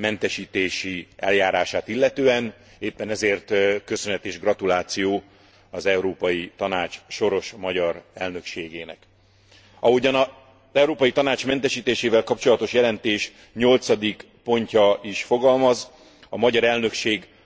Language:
Hungarian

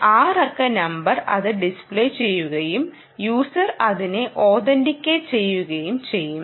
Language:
Malayalam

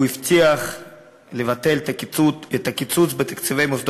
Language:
Hebrew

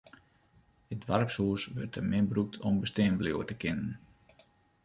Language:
Western Frisian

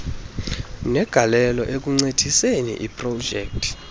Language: Xhosa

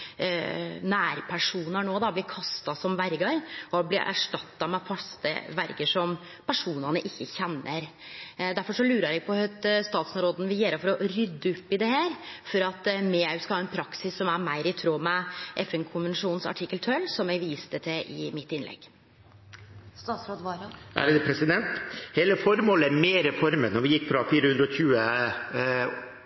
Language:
Norwegian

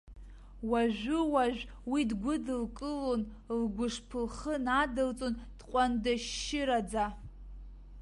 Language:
Abkhazian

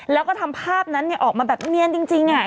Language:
Thai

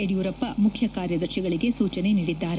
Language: Kannada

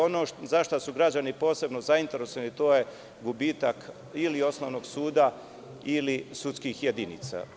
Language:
Serbian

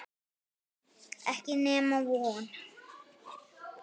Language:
Icelandic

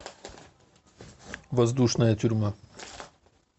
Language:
Russian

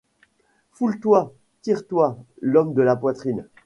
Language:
French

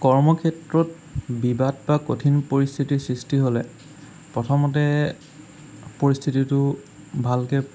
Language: Assamese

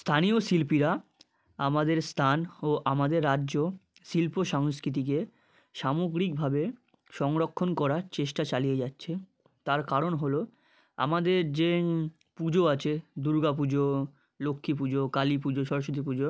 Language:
Bangla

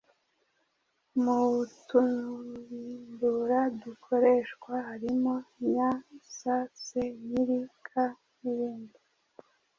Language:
Kinyarwanda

